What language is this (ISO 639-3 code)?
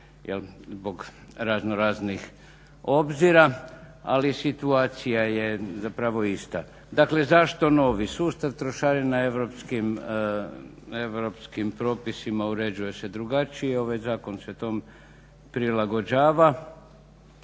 hrv